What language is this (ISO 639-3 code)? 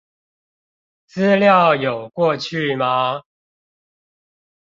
zho